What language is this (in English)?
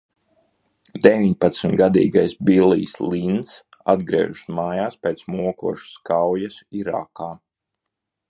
Latvian